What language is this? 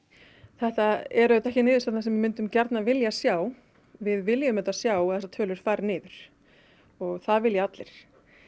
Icelandic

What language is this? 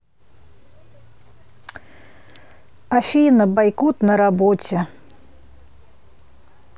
Russian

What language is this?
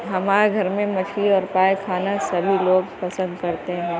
Urdu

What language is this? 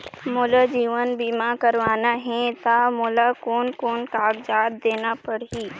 Chhattisgarhi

